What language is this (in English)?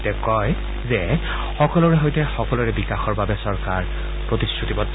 Assamese